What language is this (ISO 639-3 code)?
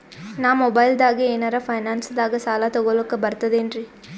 kan